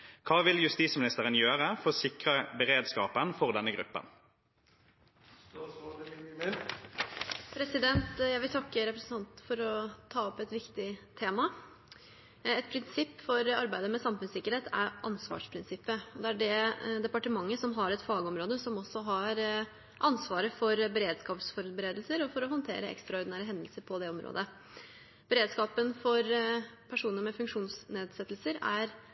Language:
Norwegian Bokmål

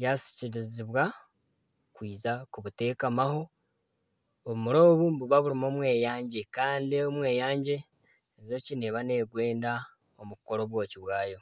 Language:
Nyankole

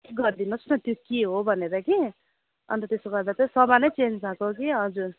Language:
Nepali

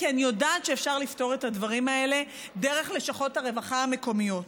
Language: Hebrew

